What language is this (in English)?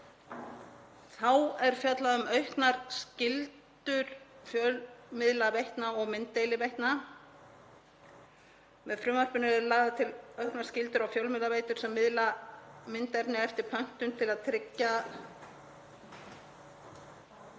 Icelandic